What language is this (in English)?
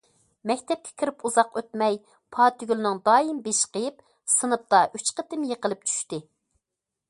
Uyghur